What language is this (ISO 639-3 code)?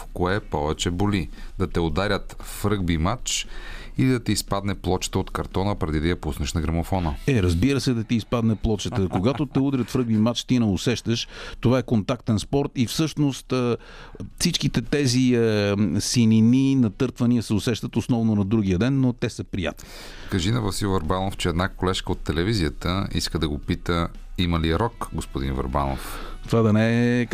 bul